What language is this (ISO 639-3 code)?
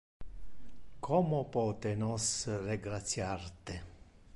ina